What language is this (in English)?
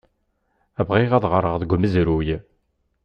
Kabyle